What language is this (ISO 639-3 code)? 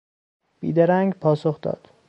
fas